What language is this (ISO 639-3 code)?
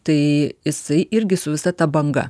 lit